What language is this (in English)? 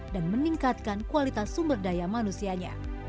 Indonesian